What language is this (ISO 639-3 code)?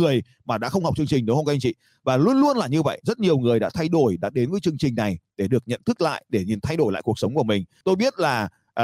vie